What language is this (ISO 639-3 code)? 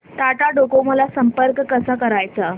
mar